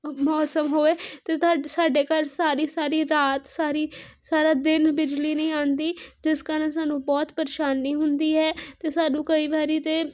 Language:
Punjabi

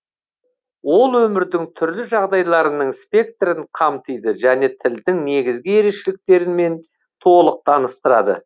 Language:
Kazakh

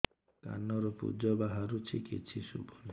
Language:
Odia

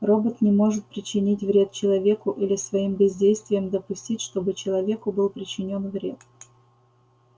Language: Russian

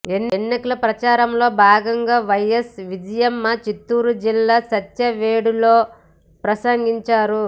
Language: Telugu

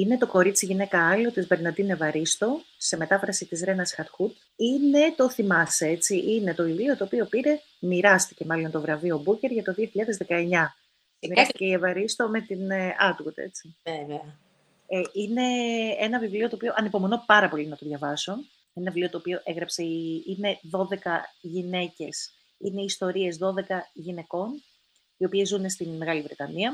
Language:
Greek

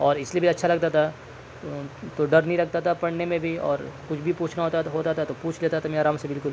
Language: Urdu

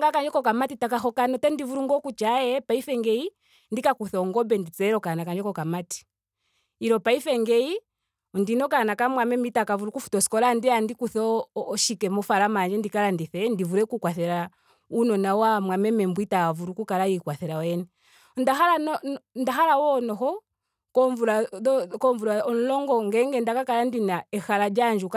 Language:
Ndonga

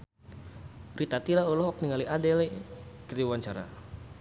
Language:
Sundanese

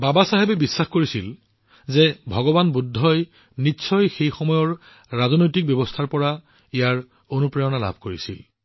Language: Assamese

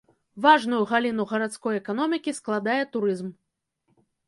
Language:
Belarusian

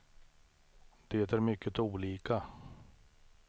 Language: Swedish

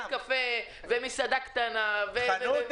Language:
Hebrew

